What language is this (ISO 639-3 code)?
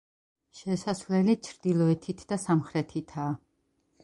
kat